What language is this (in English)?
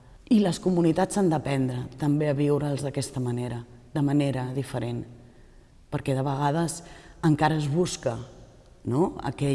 Catalan